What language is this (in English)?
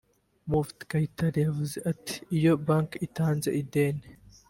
Kinyarwanda